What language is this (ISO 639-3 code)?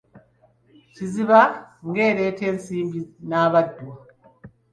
lug